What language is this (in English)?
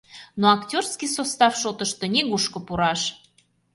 Mari